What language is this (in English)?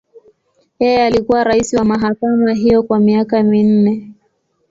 Swahili